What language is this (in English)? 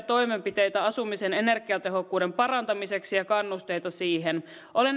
Finnish